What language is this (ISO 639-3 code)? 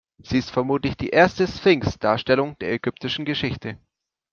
deu